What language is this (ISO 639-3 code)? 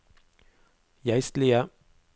nor